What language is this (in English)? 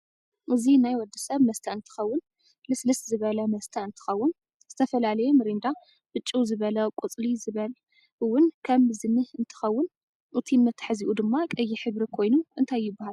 Tigrinya